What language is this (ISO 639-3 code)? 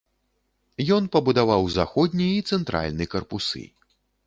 bel